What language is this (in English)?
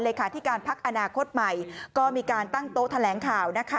Thai